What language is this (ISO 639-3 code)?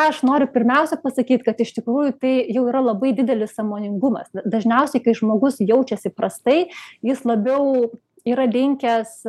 lit